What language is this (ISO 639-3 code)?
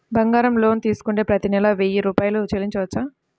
tel